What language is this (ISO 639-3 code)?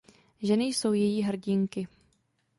ces